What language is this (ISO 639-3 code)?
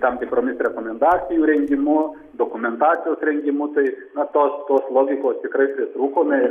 lit